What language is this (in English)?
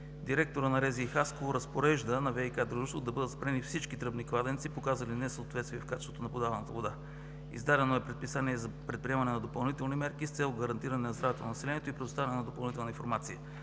Bulgarian